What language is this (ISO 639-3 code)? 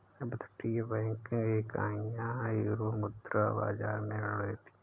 hin